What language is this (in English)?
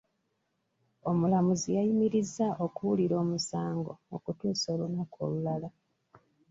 Ganda